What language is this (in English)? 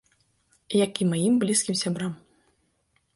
Belarusian